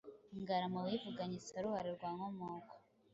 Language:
Kinyarwanda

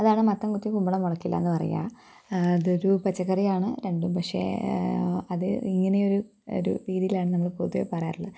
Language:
Malayalam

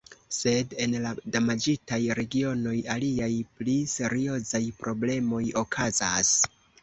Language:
Esperanto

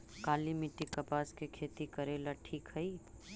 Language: Magahi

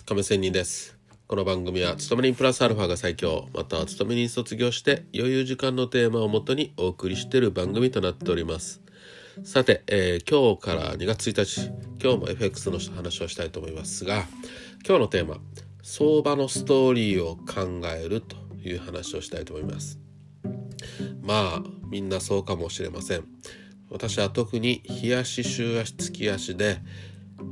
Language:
Japanese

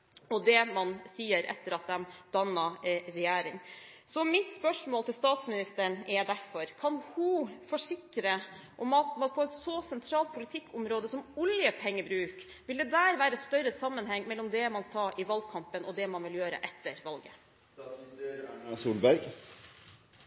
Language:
Norwegian Bokmål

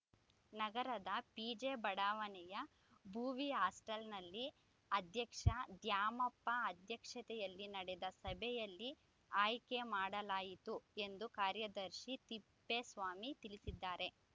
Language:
Kannada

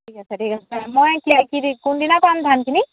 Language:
Assamese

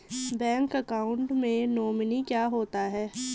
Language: Hindi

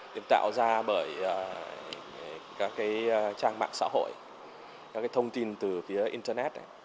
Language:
Vietnamese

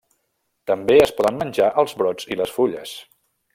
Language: Catalan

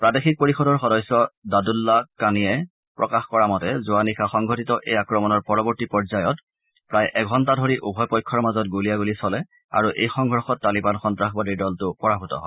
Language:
Assamese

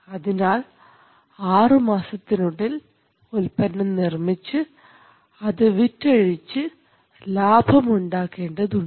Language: Malayalam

